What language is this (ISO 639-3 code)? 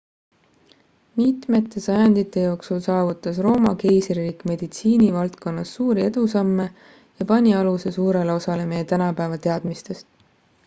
est